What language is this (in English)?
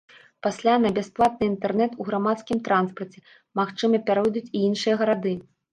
Belarusian